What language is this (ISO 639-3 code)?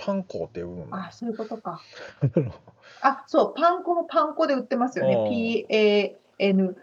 jpn